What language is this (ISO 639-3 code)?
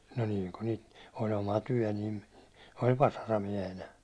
fin